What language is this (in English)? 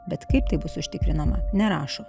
Lithuanian